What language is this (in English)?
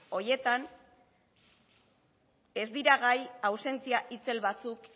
Basque